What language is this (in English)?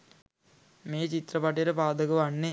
Sinhala